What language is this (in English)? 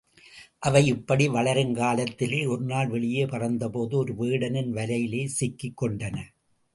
Tamil